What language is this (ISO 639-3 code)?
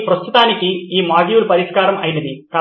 tel